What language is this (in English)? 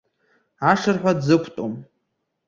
Abkhazian